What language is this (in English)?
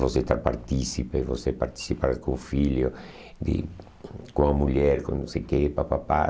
Portuguese